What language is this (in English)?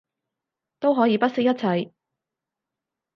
Cantonese